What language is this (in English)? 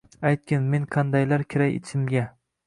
Uzbek